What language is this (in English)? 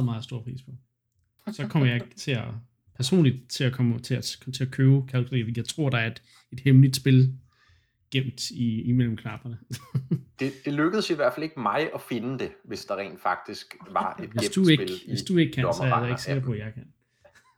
Danish